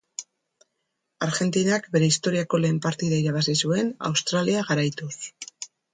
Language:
Basque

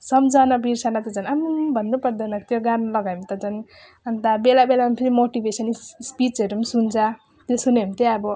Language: Nepali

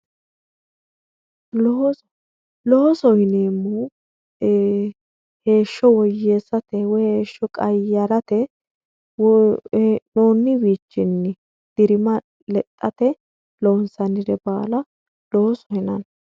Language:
Sidamo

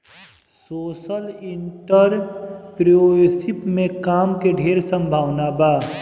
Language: Bhojpuri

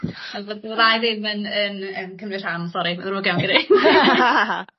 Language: Welsh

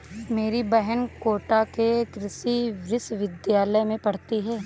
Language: Hindi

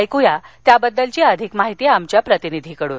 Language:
Marathi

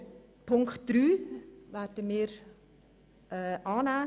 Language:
Swiss German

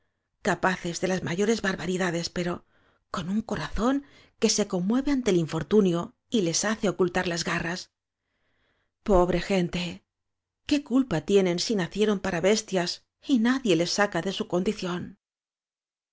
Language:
Spanish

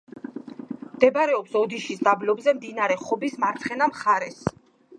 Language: Georgian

